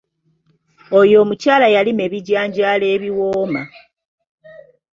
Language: Ganda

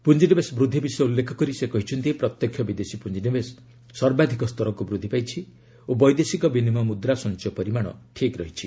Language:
Odia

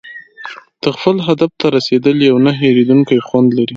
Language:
Pashto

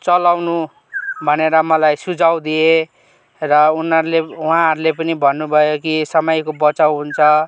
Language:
Nepali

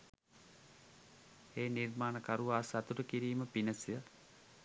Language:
Sinhala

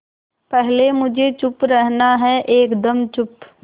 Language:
Hindi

